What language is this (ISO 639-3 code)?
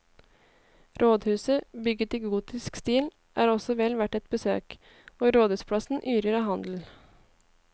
nor